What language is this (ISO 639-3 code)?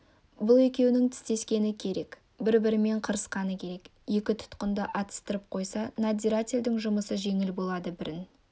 kaz